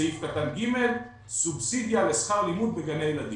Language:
Hebrew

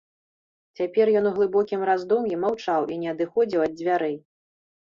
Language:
Belarusian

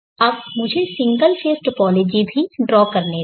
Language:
Hindi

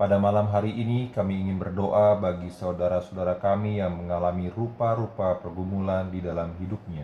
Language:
Indonesian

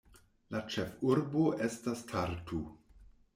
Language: Esperanto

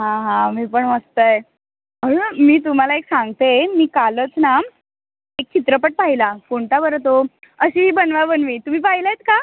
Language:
Marathi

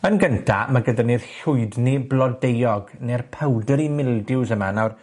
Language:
Welsh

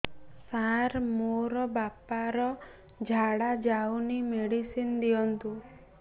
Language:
Odia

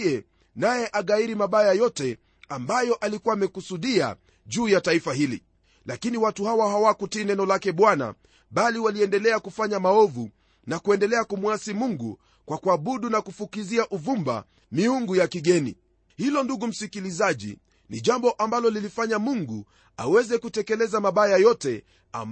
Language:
Swahili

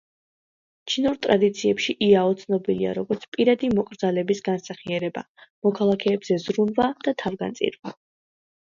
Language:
Georgian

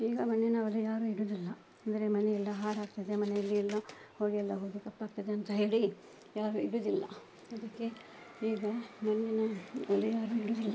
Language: Kannada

